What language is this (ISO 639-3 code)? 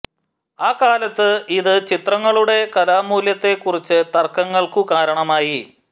mal